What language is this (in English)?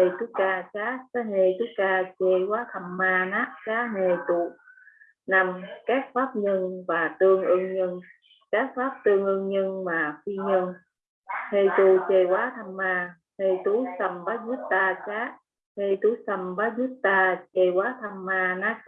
Vietnamese